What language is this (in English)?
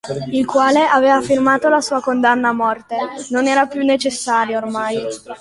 Italian